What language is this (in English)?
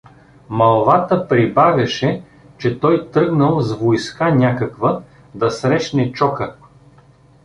Bulgarian